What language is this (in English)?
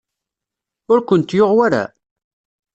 Kabyle